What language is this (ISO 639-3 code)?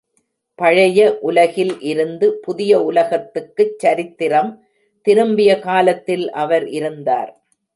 tam